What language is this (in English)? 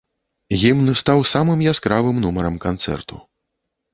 Belarusian